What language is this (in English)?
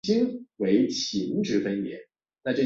Chinese